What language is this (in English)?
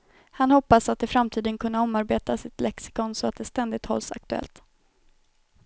Swedish